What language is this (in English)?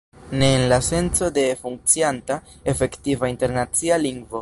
Esperanto